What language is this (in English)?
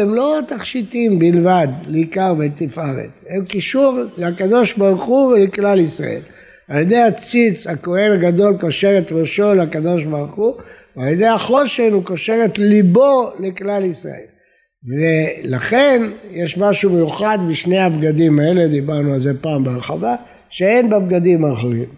Hebrew